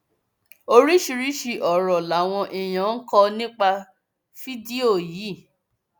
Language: Yoruba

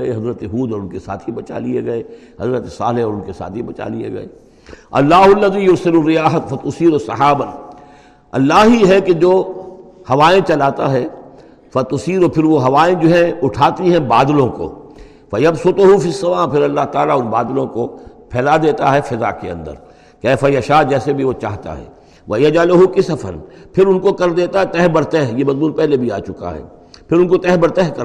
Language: Urdu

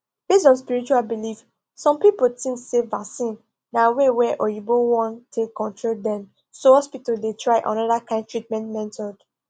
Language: Nigerian Pidgin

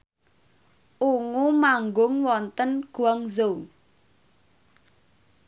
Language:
Javanese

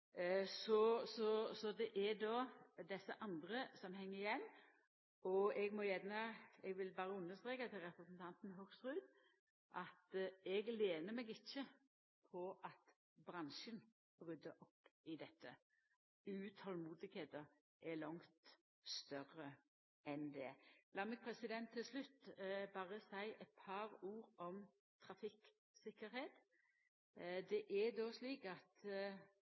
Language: Norwegian Nynorsk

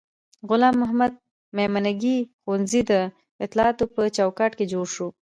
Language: Pashto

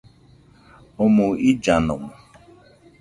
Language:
Nüpode Huitoto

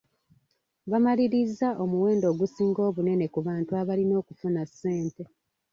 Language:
Ganda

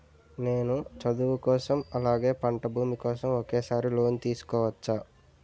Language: Telugu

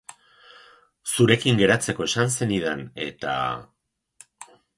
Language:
Basque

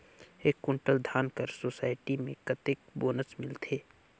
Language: Chhattisgarhi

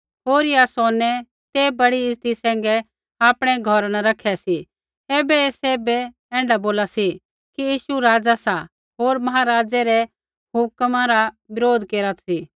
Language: Kullu Pahari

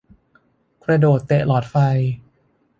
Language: Thai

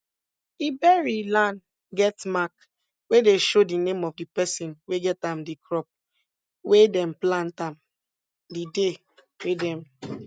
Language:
Nigerian Pidgin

